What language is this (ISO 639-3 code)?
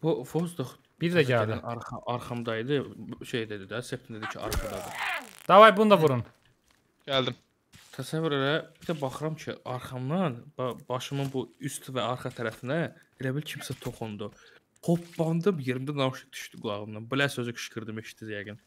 tur